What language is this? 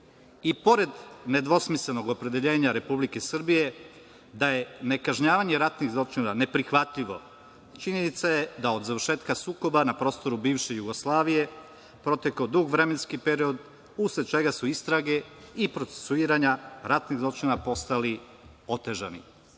Serbian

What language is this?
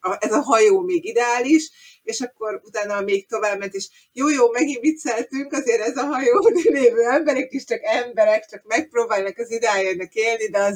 Hungarian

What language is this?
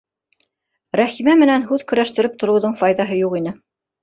Bashkir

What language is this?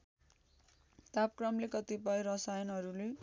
Nepali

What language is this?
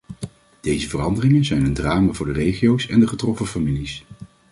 Dutch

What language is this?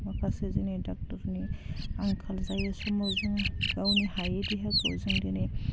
Bodo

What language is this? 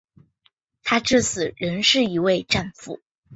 Chinese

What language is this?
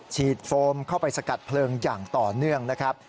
Thai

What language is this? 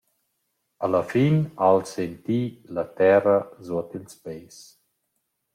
Romansh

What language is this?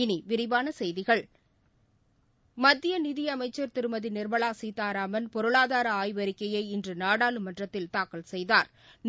Tamil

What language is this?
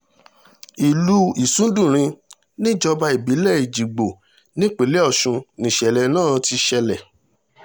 Yoruba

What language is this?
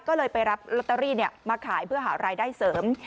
Thai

